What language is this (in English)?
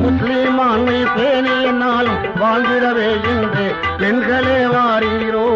Tamil